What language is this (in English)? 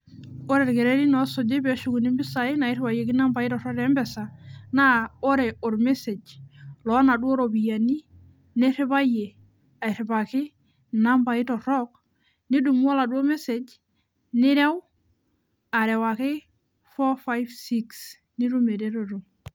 Masai